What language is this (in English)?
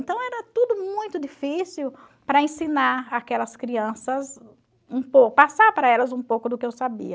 Portuguese